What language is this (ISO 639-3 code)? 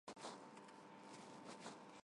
hye